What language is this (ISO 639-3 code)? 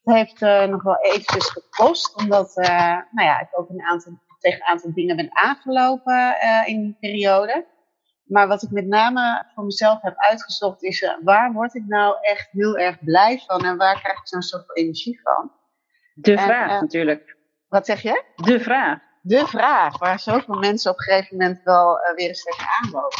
nld